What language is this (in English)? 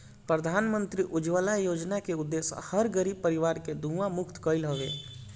Bhojpuri